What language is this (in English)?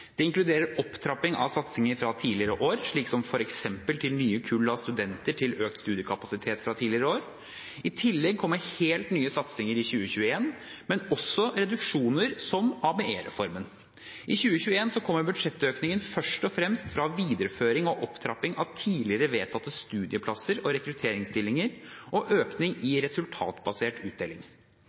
Norwegian Bokmål